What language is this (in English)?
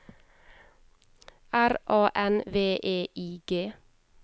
Norwegian